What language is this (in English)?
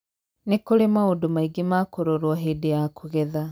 Kikuyu